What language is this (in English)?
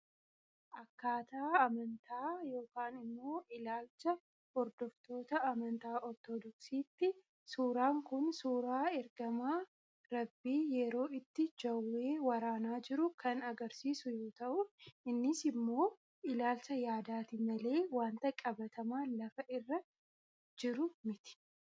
Oromo